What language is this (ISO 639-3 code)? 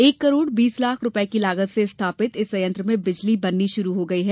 hin